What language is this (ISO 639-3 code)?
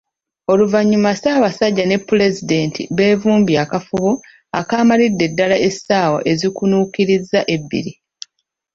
lug